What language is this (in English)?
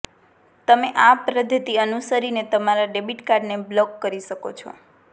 Gujarati